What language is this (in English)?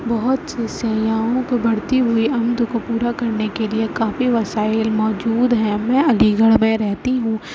Urdu